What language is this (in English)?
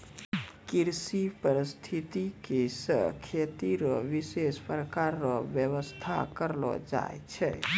Maithili